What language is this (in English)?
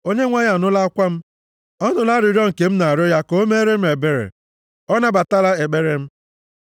Igbo